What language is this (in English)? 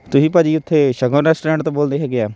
Punjabi